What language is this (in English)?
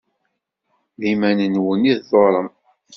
Kabyle